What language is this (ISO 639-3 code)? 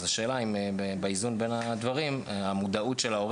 heb